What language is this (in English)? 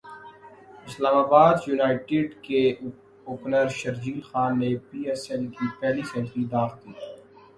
Urdu